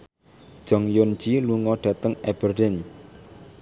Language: Javanese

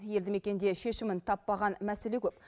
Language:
Kazakh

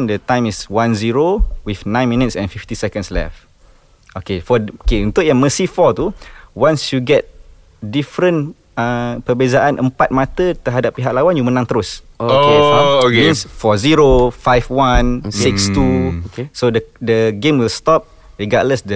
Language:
Malay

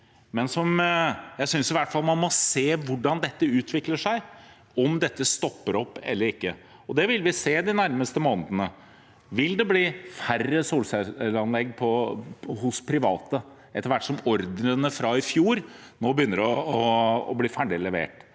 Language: Norwegian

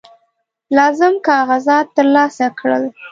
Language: Pashto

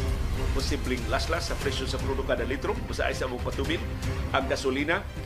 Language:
Filipino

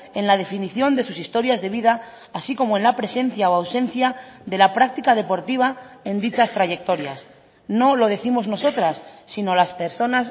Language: Spanish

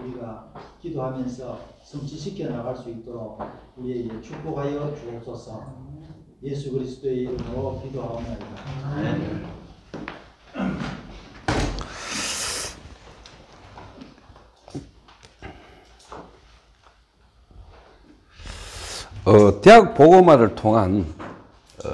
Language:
Korean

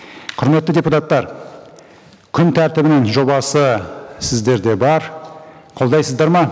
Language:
Kazakh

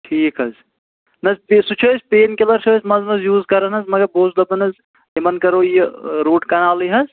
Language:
Kashmiri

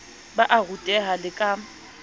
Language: Southern Sotho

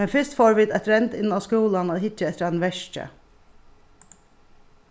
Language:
Faroese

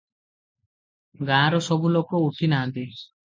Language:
Odia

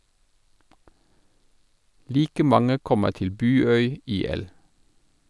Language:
Norwegian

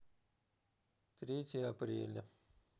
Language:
Russian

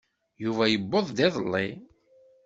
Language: Kabyle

